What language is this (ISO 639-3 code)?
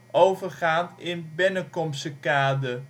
nld